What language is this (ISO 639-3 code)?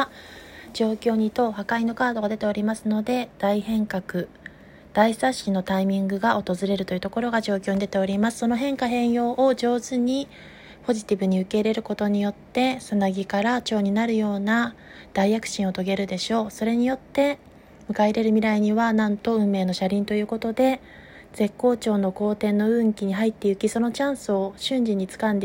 jpn